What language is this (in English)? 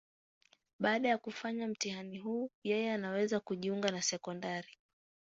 Swahili